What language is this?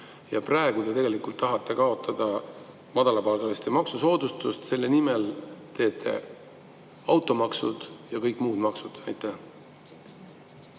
Estonian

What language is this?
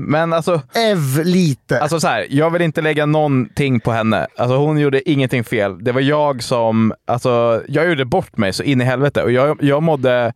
Swedish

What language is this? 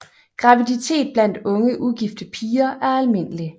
Danish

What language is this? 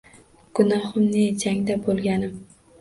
Uzbek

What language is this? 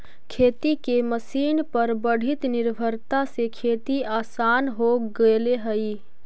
Magahi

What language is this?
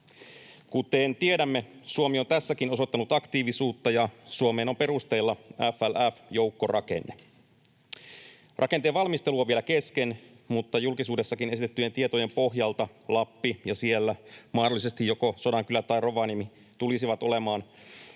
Finnish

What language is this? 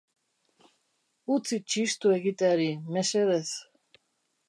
Basque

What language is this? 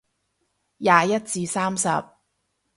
Cantonese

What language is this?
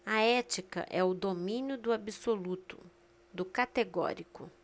Portuguese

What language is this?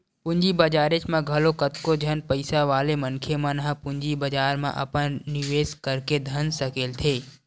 Chhattisgarhi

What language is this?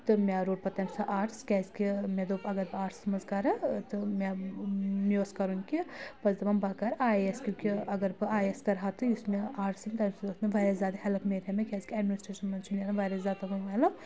Kashmiri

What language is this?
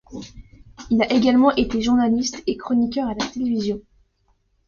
French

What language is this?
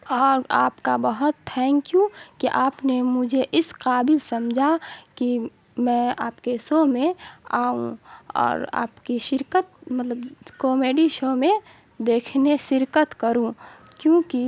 Urdu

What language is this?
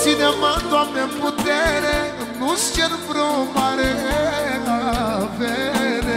Romanian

